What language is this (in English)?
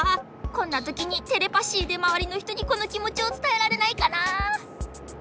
Japanese